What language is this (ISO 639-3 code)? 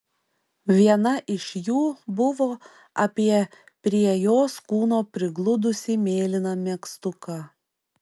lit